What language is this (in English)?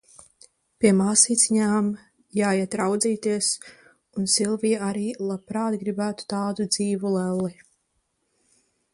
Latvian